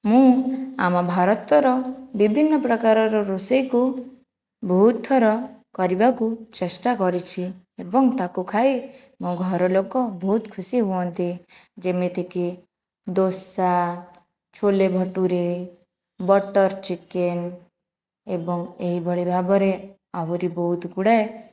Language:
Odia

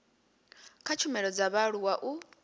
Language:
Venda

